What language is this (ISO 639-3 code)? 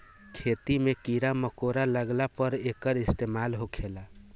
bho